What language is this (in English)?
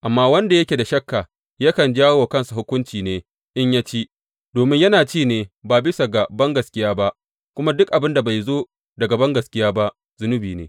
Hausa